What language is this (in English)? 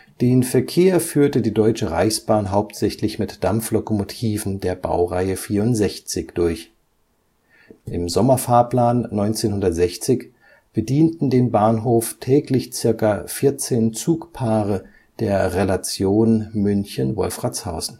German